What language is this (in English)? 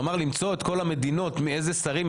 Hebrew